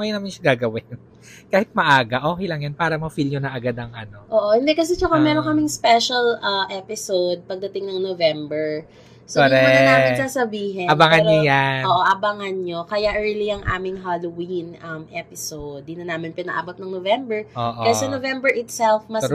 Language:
Filipino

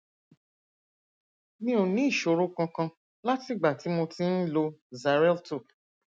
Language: Yoruba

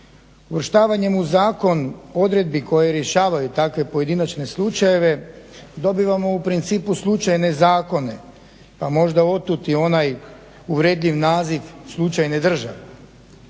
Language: Croatian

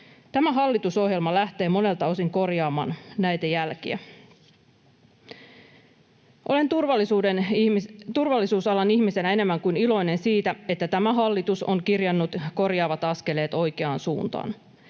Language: Finnish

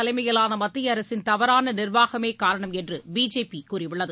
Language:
Tamil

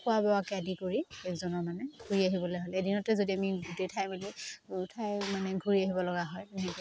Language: Assamese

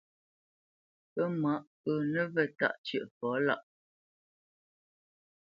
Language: Bamenyam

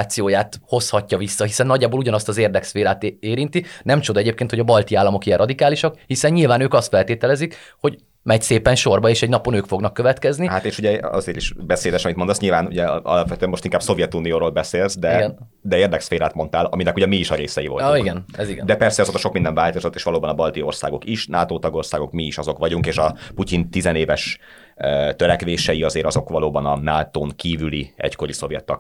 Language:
Hungarian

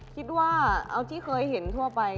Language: Thai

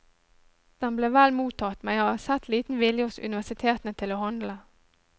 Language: Norwegian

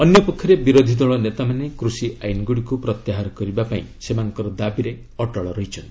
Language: Odia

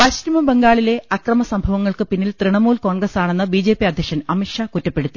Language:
Malayalam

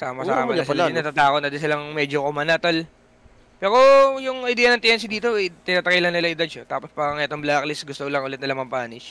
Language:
Filipino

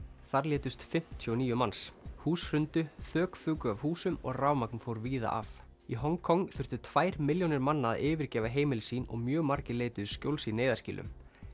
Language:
Icelandic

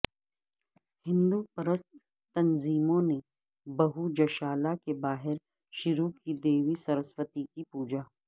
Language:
Urdu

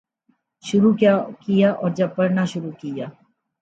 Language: Urdu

